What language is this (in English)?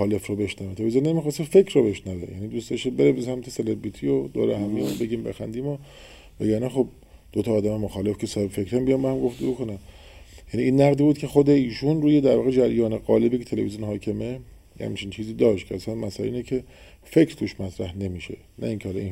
Persian